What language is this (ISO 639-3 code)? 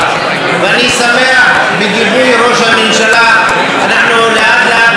heb